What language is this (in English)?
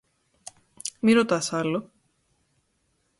Greek